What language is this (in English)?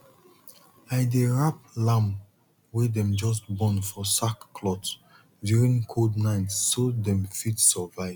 Nigerian Pidgin